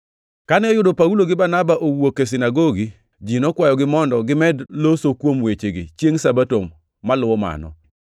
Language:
Luo (Kenya and Tanzania)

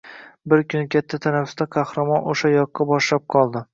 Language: Uzbek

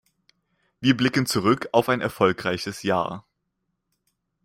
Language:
German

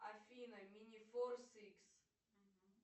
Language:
Russian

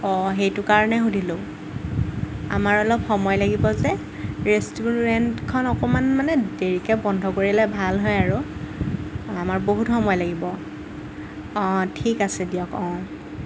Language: Assamese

